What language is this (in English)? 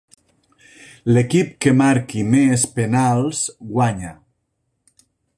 Catalan